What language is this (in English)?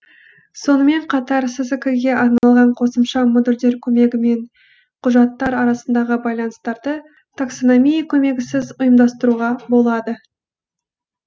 Kazakh